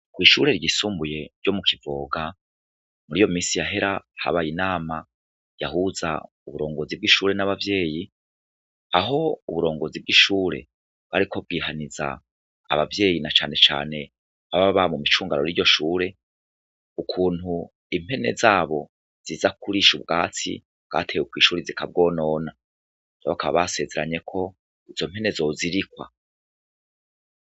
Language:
Rundi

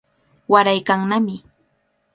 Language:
Cajatambo North Lima Quechua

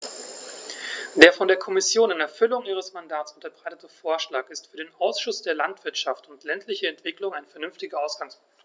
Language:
German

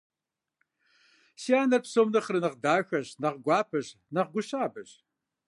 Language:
Kabardian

